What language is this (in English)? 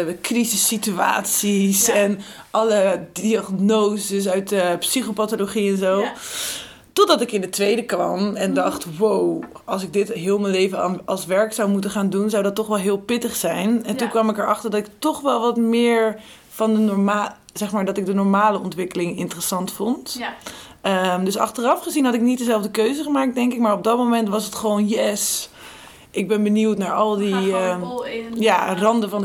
Dutch